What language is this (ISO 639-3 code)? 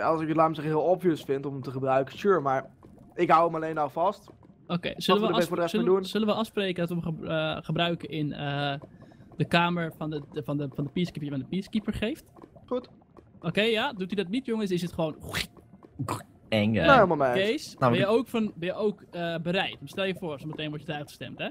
nld